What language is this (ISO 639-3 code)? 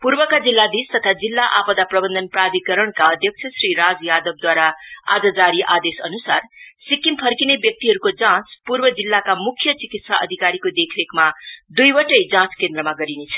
nep